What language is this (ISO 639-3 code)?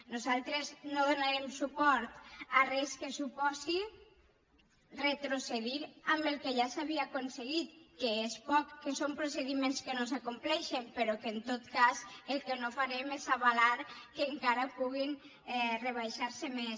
cat